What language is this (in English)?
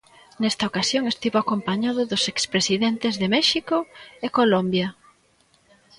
Galician